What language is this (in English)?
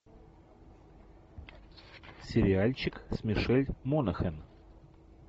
Russian